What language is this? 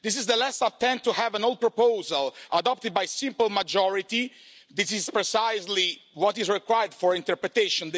English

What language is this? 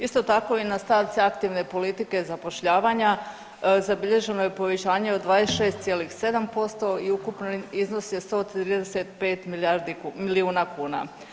Croatian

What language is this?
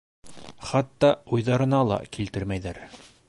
Bashkir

